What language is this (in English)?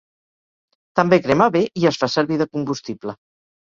Catalan